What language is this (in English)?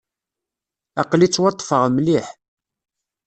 Kabyle